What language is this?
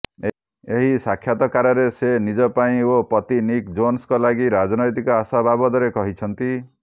Odia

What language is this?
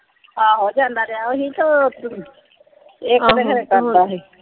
Punjabi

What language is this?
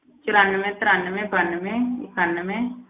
Punjabi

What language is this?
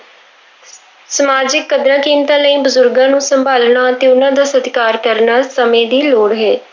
Punjabi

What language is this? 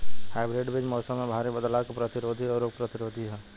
Bhojpuri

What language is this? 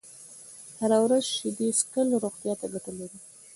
Pashto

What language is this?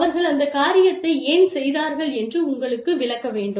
Tamil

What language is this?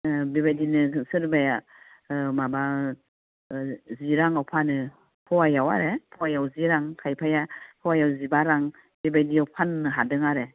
Bodo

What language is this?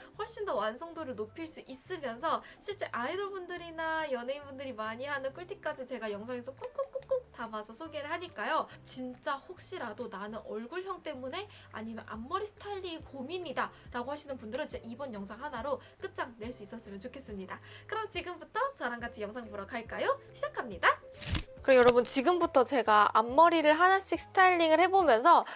Korean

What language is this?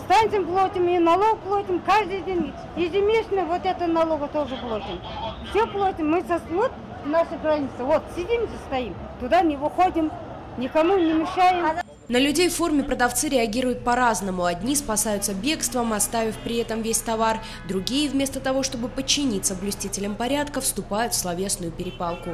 Russian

